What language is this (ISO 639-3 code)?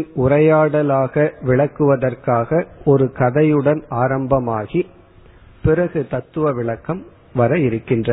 tam